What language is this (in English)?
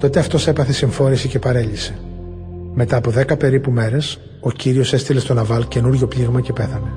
Greek